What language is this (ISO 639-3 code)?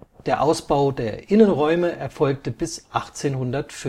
deu